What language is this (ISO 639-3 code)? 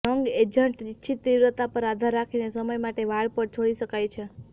guj